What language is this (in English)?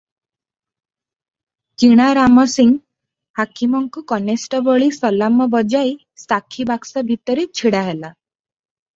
Odia